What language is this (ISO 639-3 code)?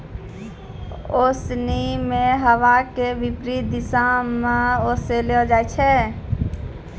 mai